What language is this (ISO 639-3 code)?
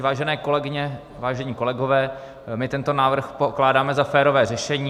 ces